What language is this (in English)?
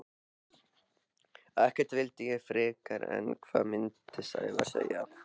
Icelandic